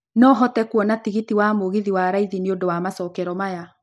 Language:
Kikuyu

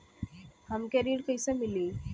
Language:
Bhojpuri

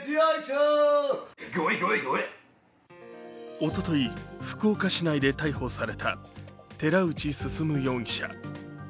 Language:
Japanese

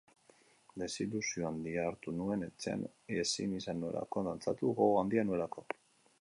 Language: Basque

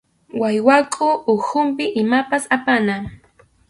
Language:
Arequipa-La Unión Quechua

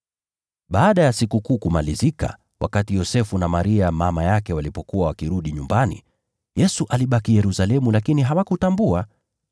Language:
Swahili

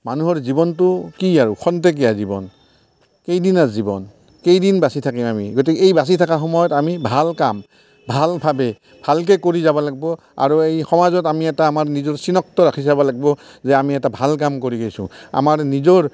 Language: Assamese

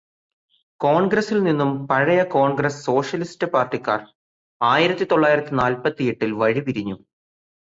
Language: Malayalam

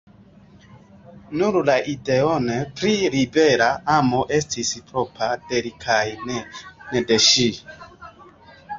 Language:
Esperanto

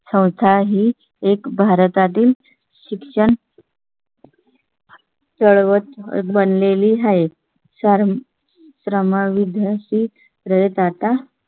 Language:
Marathi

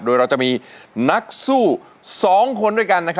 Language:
Thai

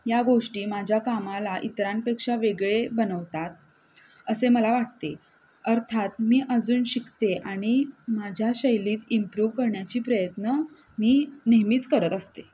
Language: Marathi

